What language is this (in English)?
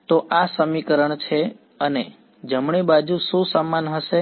Gujarati